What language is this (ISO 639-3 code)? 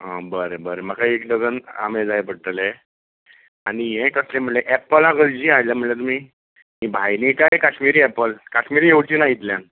kok